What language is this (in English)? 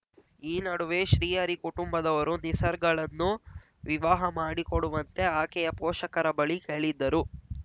Kannada